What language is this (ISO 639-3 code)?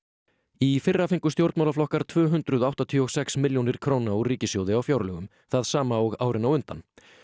isl